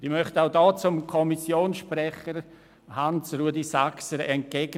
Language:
Swiss German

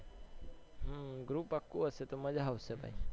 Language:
Gujarati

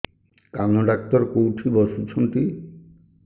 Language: Odia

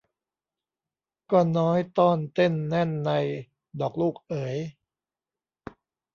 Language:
Thai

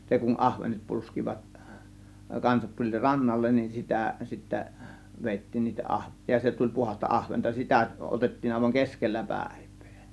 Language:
Finnish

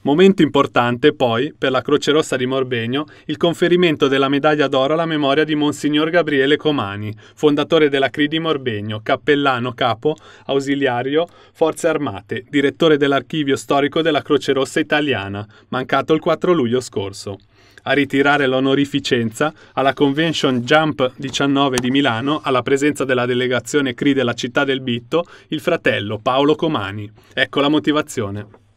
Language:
Italian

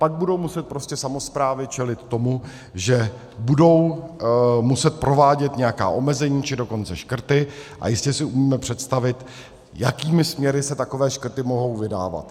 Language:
Czech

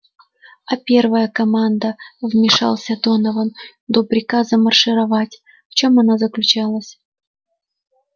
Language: Russian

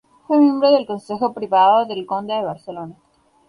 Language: Spanish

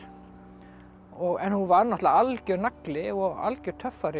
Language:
Icelandic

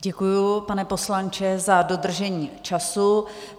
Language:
Czech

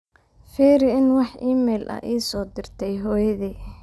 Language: Somali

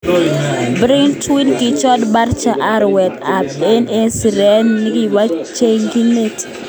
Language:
Kalenjin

